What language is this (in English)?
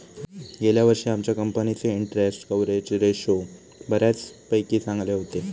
Marathi